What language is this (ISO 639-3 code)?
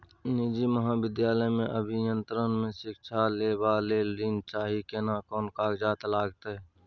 mai